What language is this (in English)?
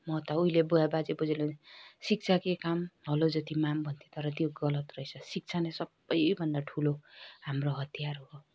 Nepali